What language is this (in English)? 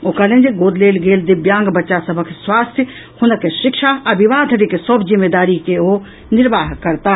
Maithili